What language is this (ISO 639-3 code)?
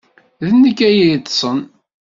kab